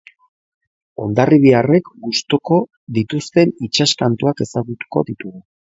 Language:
Basque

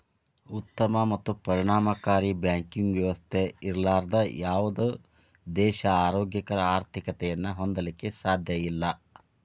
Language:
Kannada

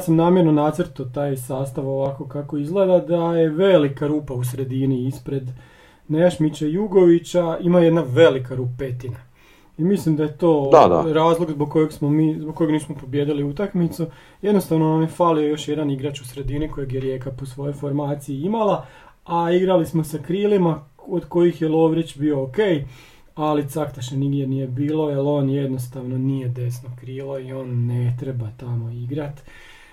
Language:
Croatian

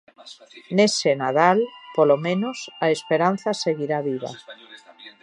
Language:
Galician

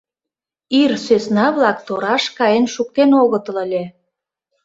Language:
Mari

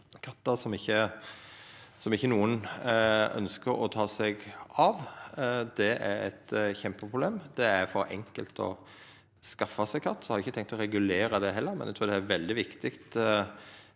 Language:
Norwegian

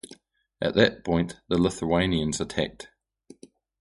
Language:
English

